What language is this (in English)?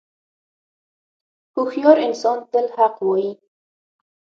Pashto